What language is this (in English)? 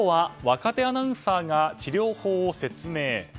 Japanese